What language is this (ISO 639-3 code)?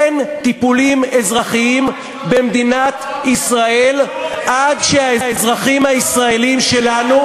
heb